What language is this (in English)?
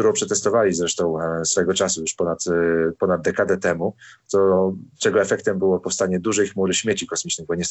Polish